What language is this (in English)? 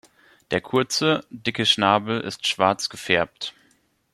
German